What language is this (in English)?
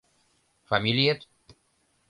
Mari